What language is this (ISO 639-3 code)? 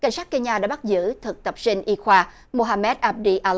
vie